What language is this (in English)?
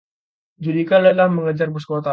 Indonesian